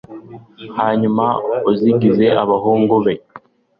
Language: Kinyarwanda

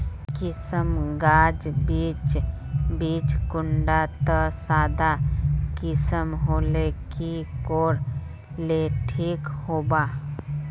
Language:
Magahi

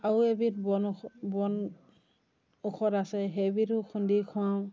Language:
Assamese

